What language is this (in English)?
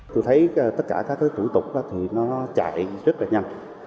Vietnamese